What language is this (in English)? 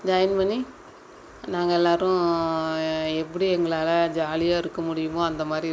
Tamil